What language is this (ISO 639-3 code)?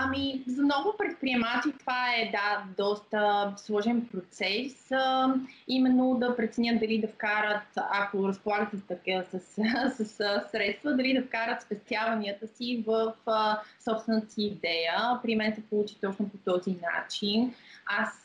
bul